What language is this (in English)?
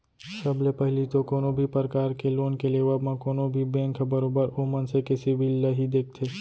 Chhattisgarhi